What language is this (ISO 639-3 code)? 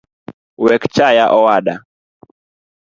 luo